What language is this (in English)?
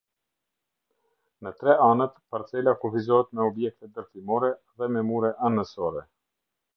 Albanian